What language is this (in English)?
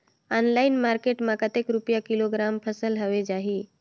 Chhattisgarhi